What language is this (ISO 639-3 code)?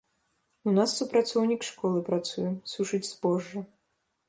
bel